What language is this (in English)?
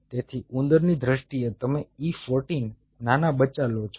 Gujarati